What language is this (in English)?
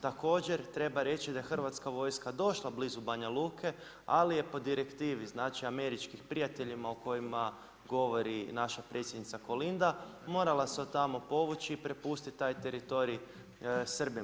Croatian